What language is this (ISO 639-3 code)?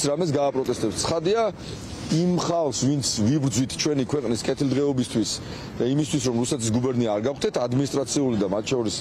ron